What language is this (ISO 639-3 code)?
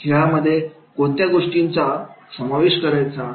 mar